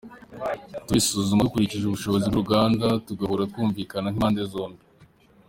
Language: Kinyarwanda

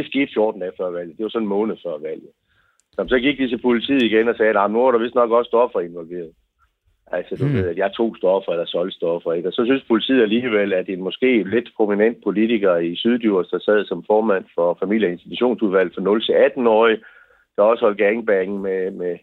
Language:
Danish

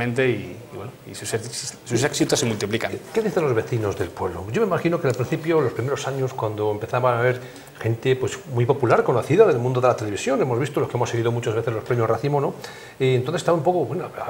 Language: Spanish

